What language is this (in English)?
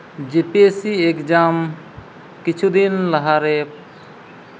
Santali